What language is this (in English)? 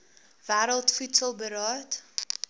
Afrikaans